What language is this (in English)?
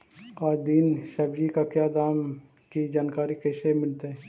Magahi